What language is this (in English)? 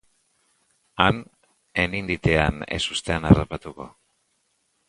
Basque